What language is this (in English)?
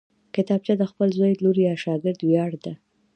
Pashto